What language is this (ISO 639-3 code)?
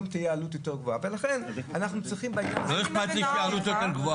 heb